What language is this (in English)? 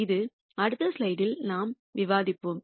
Tamil